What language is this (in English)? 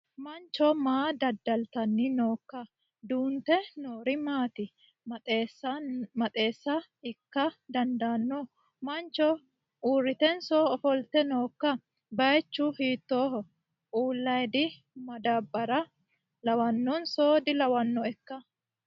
Sidamo